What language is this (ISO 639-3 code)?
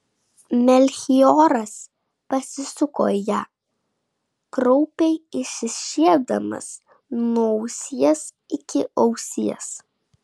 lit